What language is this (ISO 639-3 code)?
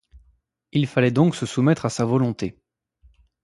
fra